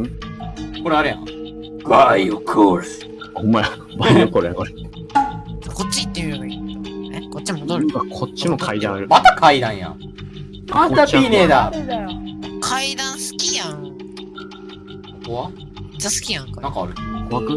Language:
Japanese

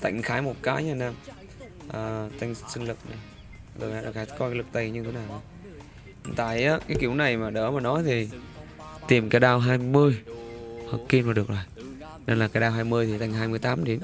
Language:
Vietnamese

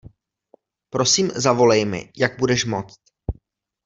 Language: Czech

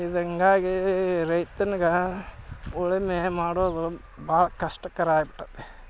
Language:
Kannada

